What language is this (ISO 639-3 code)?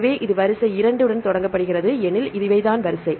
tam